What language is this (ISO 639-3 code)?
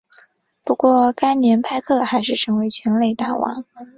zho